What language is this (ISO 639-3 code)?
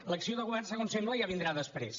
cat